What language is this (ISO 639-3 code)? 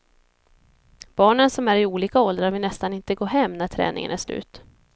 swe